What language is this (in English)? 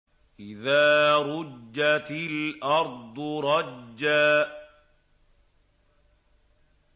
Arabic